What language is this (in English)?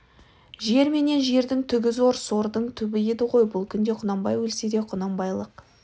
Kazakh